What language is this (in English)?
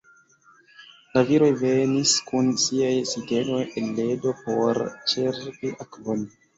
Esperanto